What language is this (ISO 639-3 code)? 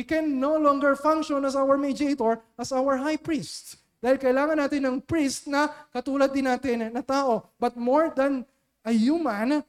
fil